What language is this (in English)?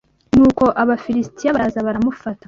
Kinyarwanda